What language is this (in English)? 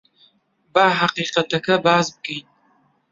Central Kurdish